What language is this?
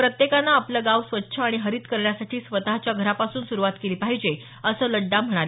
Marathi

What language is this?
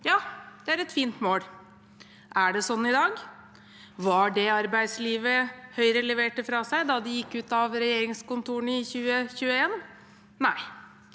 Norwegian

